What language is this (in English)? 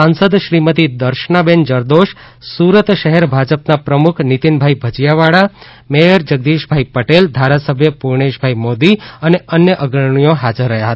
Gujarati